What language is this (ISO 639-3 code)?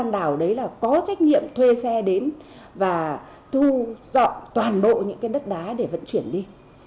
vie